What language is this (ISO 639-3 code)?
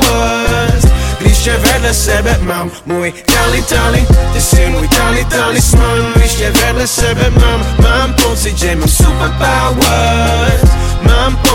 slk